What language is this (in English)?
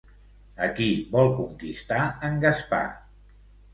Catalan